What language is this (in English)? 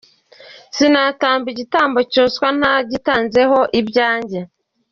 Kinyarwanda